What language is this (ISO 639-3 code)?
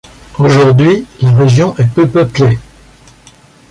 fra